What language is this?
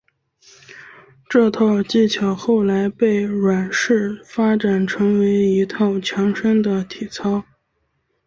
Chinese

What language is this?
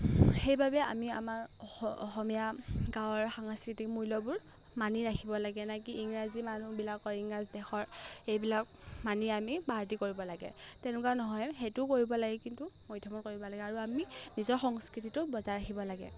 Assamese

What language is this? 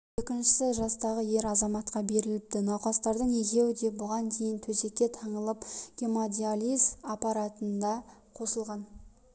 Kazakh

